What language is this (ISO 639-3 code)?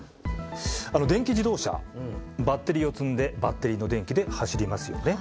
jpn